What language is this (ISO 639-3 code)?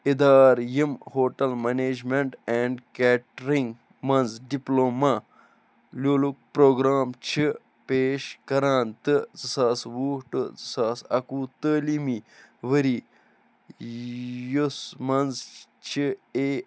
kas